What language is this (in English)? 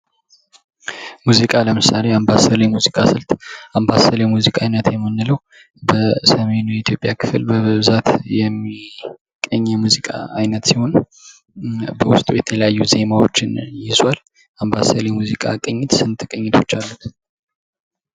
Amharic